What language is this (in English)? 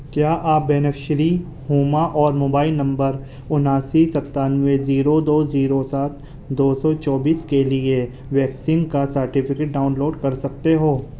Urdu